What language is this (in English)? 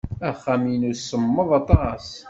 Kabyle